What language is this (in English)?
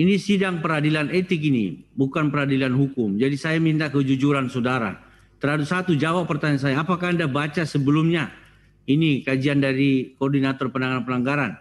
Indonesian